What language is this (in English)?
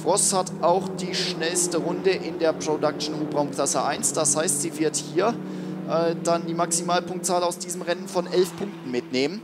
German